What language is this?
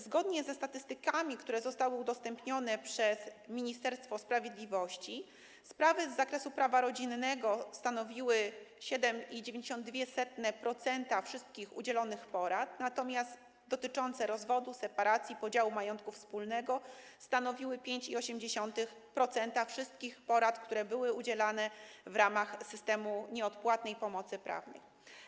Polish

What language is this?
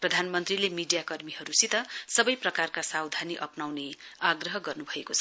Nepali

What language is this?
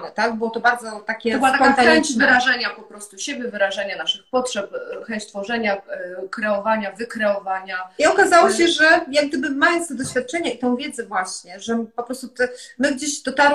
Polish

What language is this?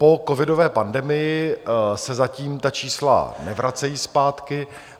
Czech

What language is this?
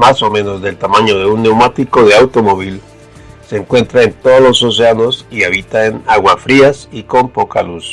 Spanish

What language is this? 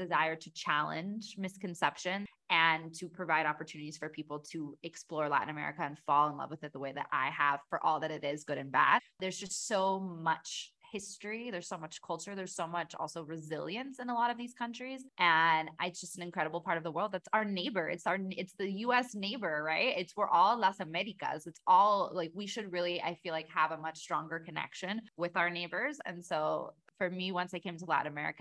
English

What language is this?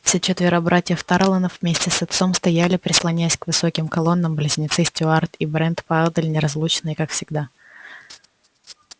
Russian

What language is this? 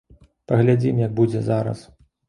Belarusian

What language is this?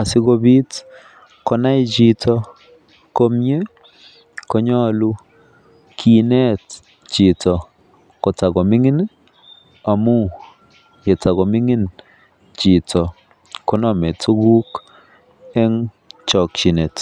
Kalenjin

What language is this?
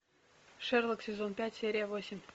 Russian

